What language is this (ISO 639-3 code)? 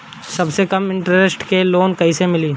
bho